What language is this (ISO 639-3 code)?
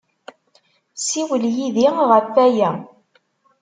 kab